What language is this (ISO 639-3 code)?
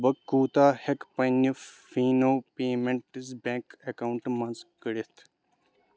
kas